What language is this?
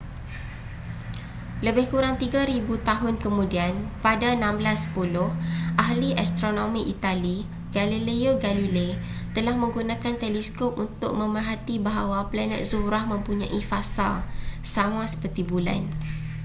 Malay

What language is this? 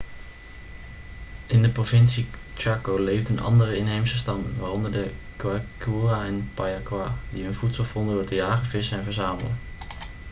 Dutch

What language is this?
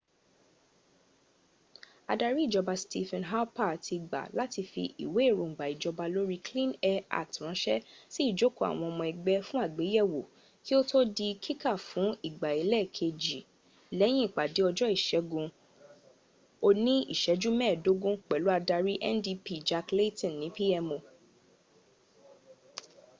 Yoruba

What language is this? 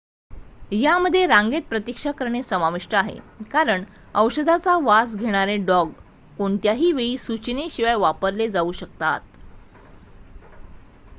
Marathi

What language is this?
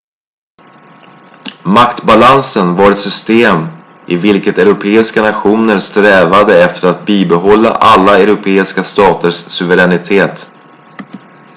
Swedish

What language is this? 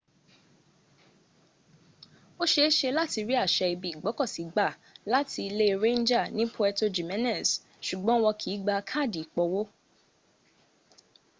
Yoruba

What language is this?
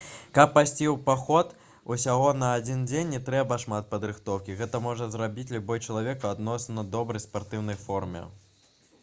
Belarusian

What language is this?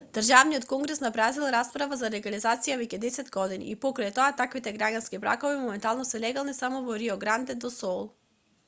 Macedonian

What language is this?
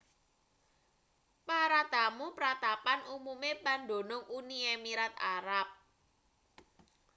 Javanese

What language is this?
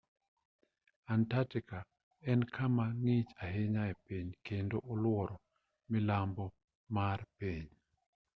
Luo (Kenya and Tanzania)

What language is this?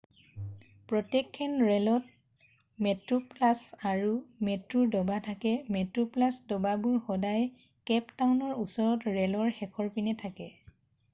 Assamese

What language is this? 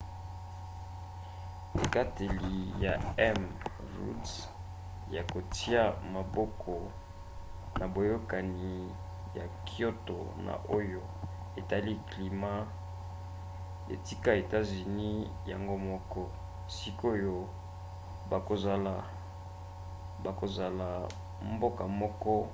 Lingala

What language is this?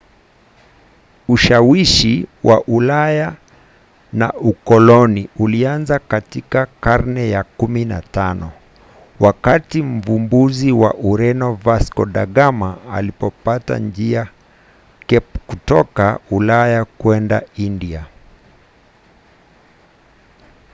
Swahili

